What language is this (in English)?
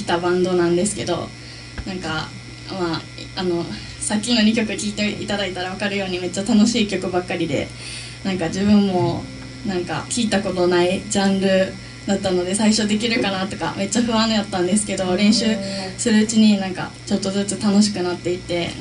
Japanese